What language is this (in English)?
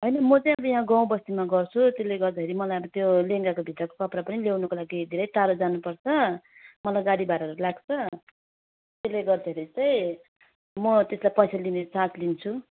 Nepali